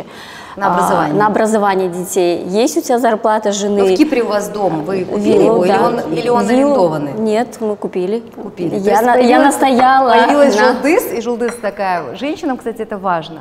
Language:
Russian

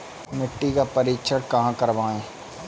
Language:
Hindi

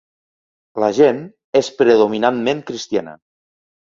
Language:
Catalan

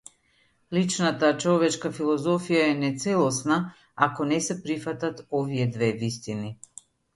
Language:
Macedonian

